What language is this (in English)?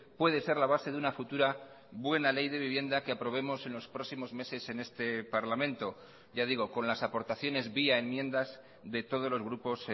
Spanish